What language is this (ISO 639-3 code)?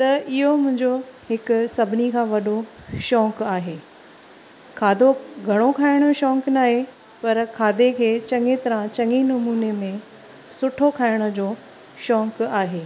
snd